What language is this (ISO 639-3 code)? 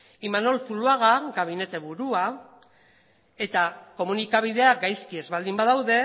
eus